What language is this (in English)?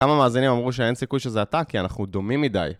Hebrew